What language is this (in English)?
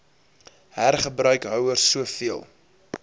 Afrikaans